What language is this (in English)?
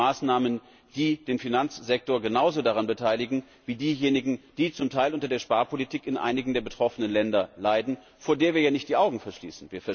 German